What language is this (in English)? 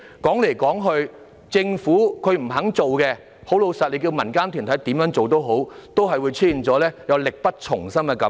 Cantonese